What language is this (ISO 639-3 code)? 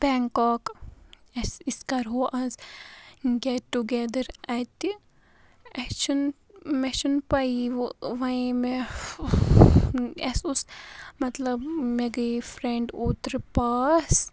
kas